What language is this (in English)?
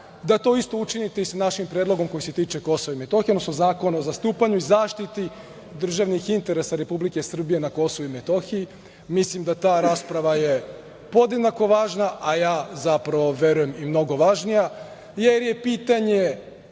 Serbian